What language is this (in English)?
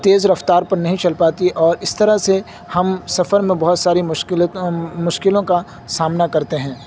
Urdu